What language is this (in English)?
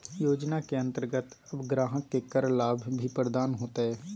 Magahi